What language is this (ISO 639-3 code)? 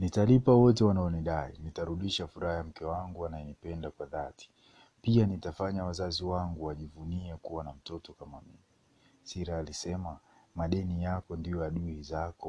swa